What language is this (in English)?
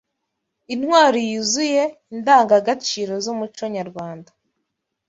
Kinyarwanda